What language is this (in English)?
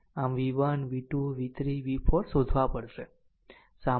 Gujarati